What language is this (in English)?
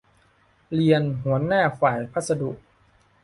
Thai